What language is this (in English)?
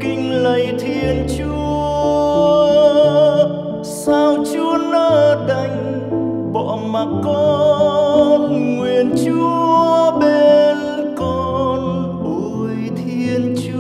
Vietnamese